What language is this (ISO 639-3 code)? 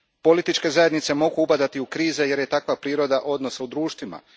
hrv